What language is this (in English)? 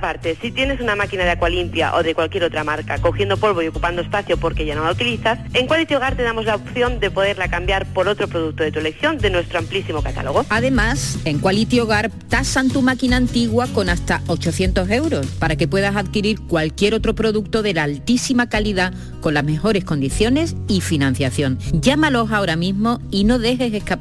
Spanish